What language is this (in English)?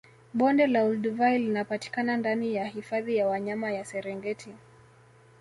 Swahili